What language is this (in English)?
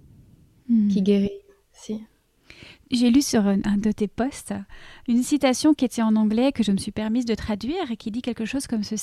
French